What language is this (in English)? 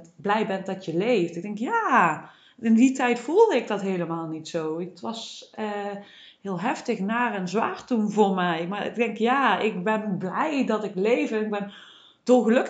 Dutch